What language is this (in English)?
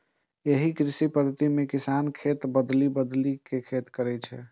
Maithili